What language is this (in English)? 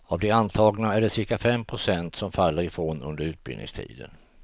Swedish